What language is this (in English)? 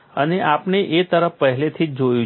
Gujarati